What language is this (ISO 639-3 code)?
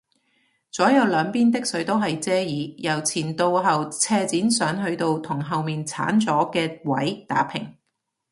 yue